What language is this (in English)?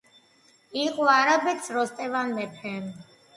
Georgian